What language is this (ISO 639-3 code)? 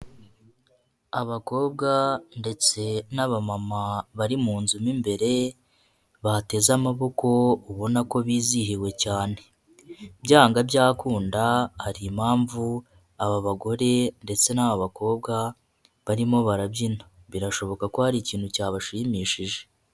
kin